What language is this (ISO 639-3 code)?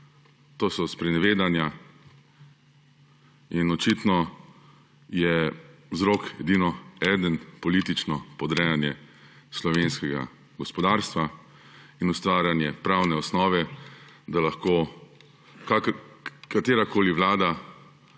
slv